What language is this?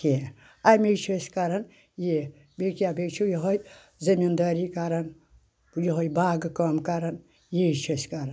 Kashmiri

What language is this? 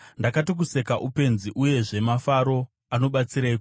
Shona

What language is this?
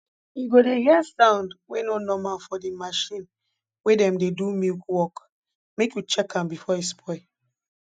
Nigerian Pidgin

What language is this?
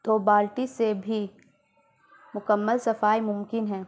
Urdu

